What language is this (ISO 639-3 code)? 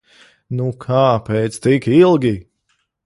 lav